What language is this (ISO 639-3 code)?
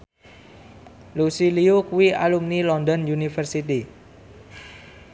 jav